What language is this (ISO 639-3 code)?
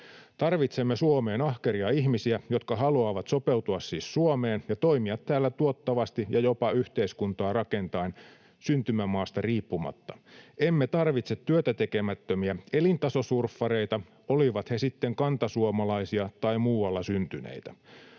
fin